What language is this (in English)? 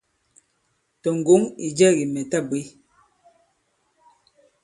Bankon